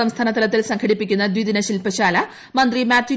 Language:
Malayalam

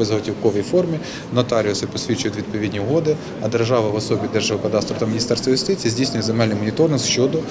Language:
Ukrainian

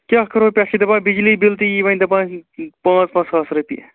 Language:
Kashmiri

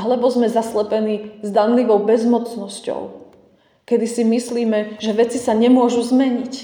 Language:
Slovak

